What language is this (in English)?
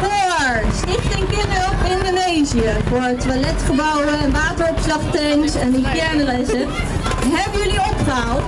Dutch